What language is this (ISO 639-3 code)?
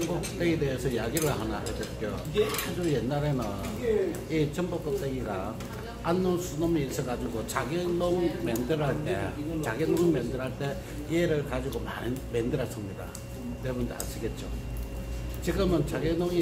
kor